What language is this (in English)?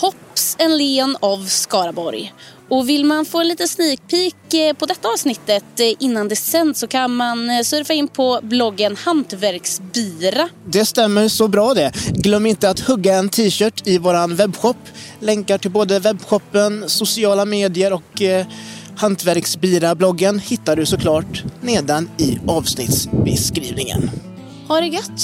Swedish